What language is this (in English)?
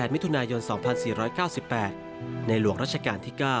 Thai